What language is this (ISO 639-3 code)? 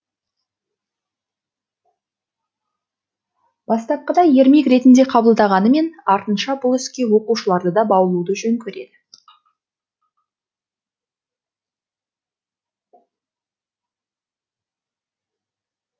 kaz